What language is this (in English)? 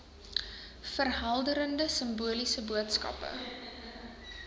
Afrikaans